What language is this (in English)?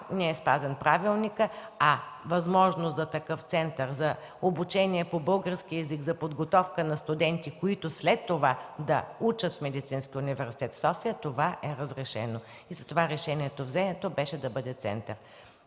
Bulgarian